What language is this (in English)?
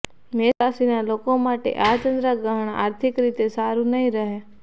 Gujarati